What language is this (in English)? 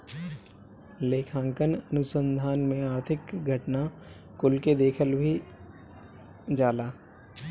Bhojpuri